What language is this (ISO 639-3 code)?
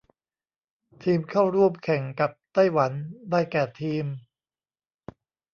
tha